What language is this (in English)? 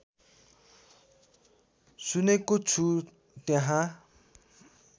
Nepali